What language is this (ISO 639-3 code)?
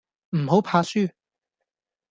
yue